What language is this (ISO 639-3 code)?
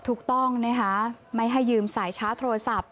tha